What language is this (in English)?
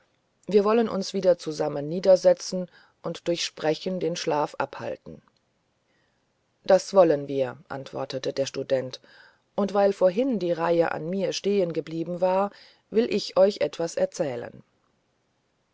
German